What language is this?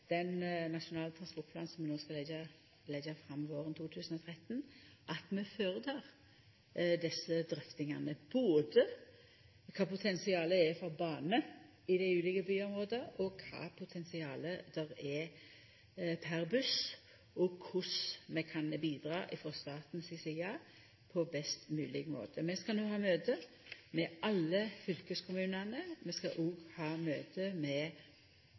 Norwegian Nynorsk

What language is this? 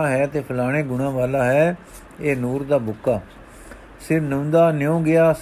Punjabi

